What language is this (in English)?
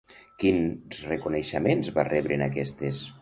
Catalan